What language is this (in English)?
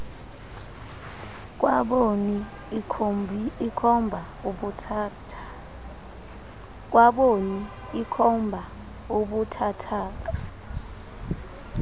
Xhosa